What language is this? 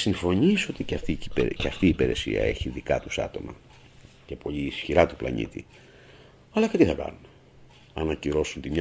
Greek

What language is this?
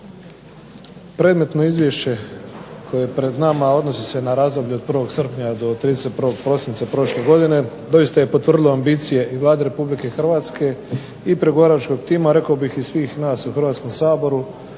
Croatian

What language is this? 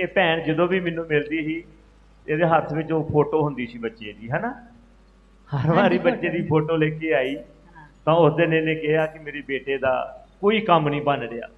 Hindi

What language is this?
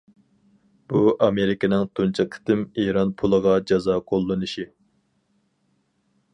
Uyghur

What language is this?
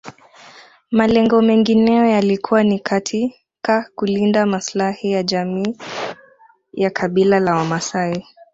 Swahili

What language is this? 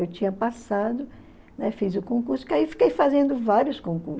Portuguese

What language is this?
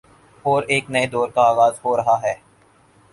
Urdu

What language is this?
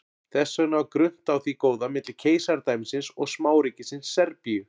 Icelandic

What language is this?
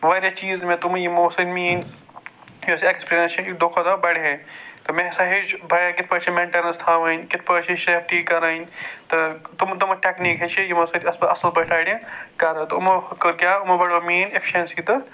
Kashmiri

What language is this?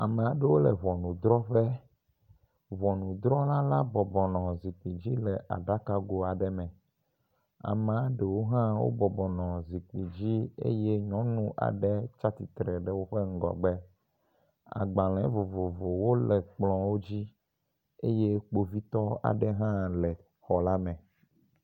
Ewe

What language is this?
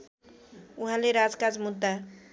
Nepali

